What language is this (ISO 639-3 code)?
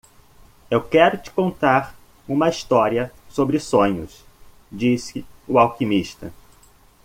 por